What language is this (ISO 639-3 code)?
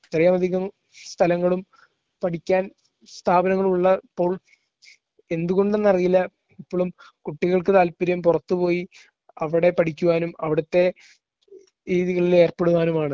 mal